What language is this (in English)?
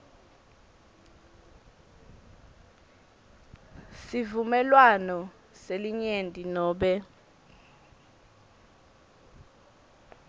Swati